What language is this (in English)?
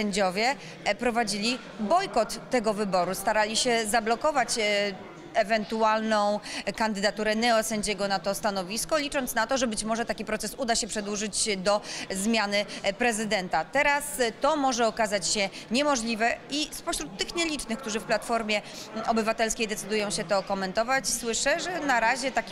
Polish